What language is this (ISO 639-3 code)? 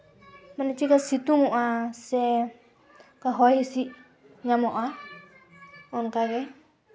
sat